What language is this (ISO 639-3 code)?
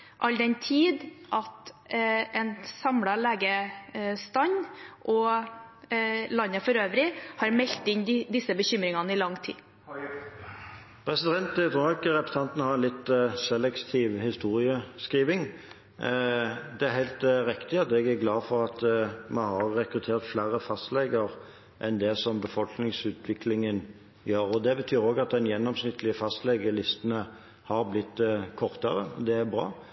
nob